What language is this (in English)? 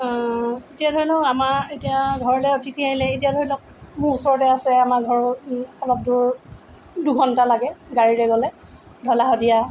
Assamese